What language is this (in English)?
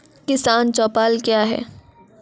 Maithili